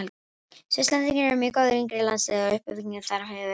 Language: Icelandic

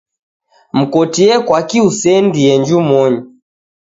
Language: Taita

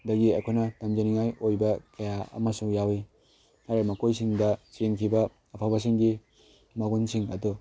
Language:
Manipuri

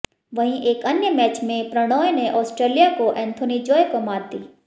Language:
Hindi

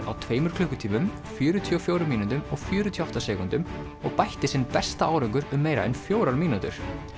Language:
Icelandic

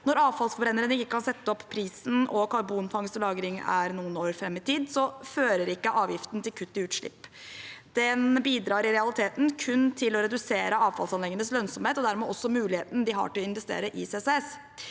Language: Norwegian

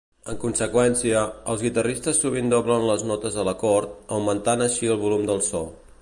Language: Catalan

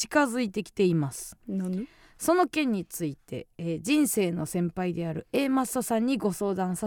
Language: Japanese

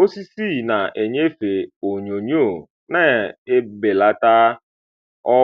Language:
Igbo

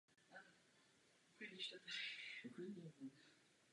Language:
Czech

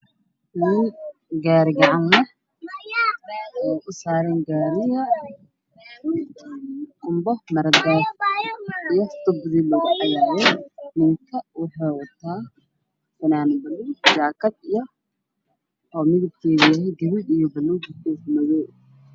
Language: Somali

